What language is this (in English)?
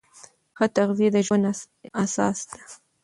Pashto